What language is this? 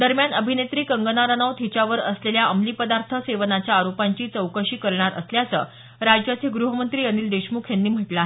Marathi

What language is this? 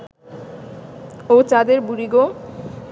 Bangla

